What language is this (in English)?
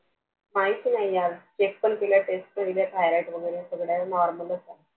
Marathi